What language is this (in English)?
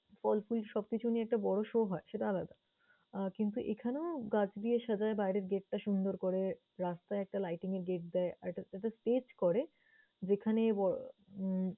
Bangla